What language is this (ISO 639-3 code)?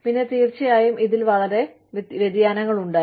mal